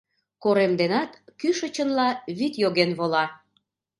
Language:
Mari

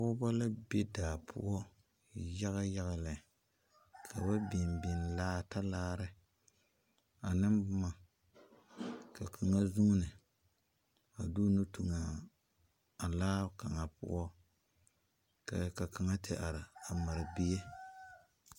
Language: Southern Dagaare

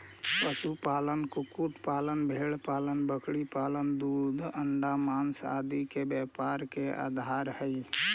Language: Magahi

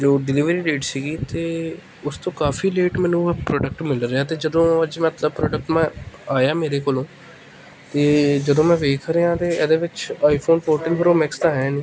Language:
Punjabi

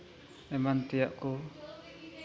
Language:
Santali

